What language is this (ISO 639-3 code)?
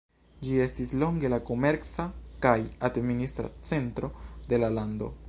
epo